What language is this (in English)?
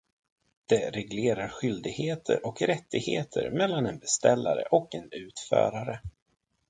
Swedish